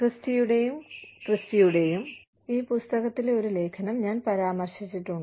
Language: Malayalam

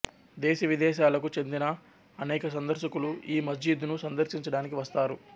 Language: Telugu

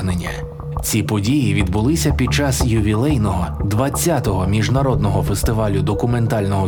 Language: Ukrainian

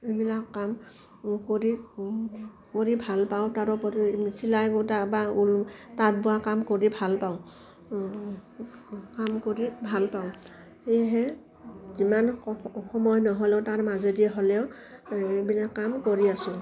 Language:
Assamese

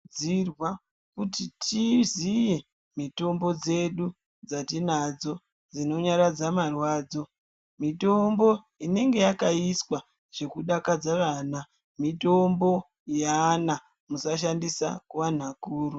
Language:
Ndau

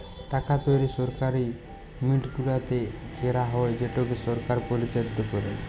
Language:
Bangla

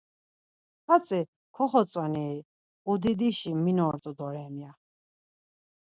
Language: Laz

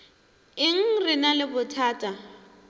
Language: Northern Sotho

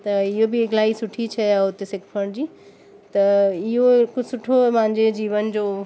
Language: Sindhi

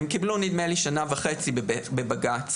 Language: Hebrew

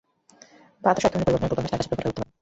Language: Bangla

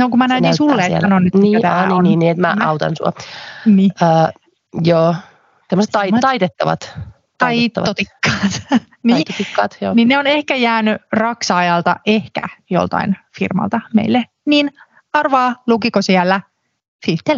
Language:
Finnish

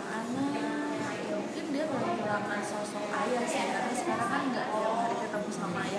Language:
Indonesian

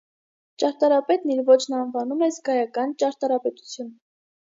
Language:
Armenian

